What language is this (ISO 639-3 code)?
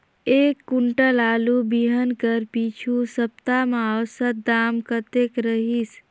hne